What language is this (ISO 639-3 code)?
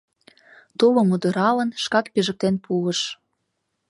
chm